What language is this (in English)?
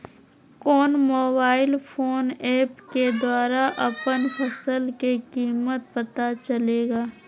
Magahi